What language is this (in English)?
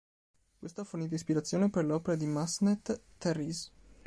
Italian